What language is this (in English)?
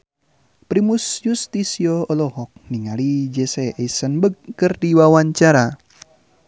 Sundanese